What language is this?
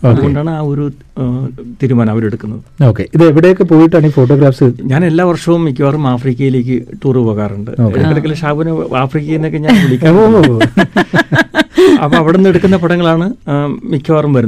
Malayalam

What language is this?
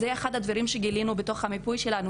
Hebrew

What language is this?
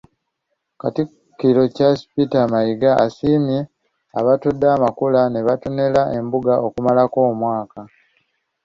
Ganda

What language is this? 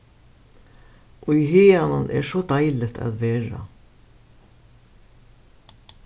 Faroese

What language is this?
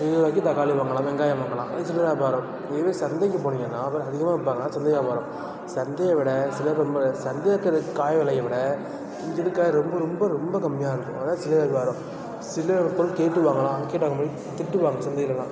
Tamil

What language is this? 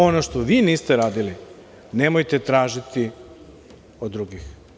Serbian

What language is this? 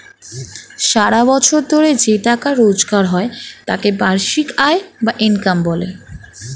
Bangla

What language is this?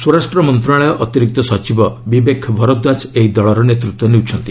Odia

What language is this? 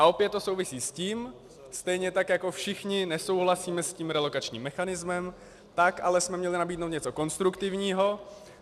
Czech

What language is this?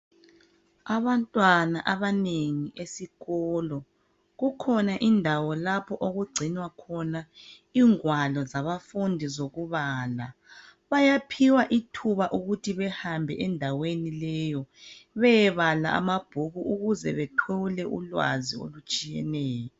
North Ndebele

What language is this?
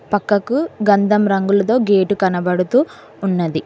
Telugu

